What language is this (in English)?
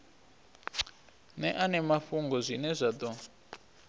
Venda